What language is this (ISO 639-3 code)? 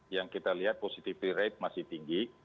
ind